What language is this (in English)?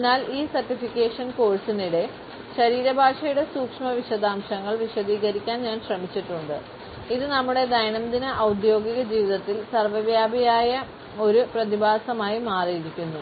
Malayalam